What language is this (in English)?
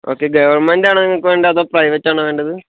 Malayalam